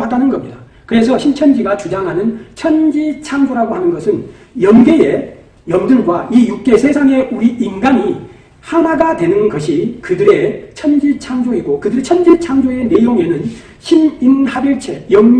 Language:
Korean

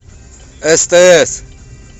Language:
Russian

